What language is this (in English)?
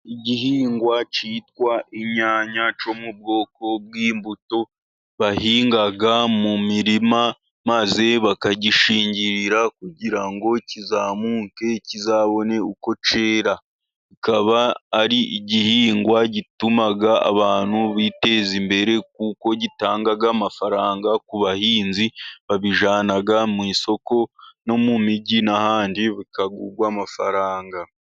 Kinyarwanda